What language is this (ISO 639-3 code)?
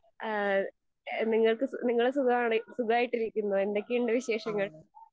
mal